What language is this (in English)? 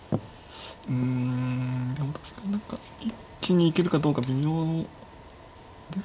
Japanese